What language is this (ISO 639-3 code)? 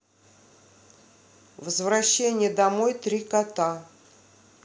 rus